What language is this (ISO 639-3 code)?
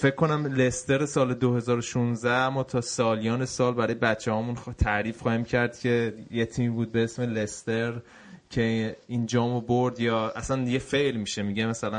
fas